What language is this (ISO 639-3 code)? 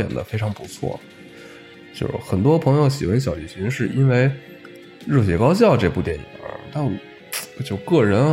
zho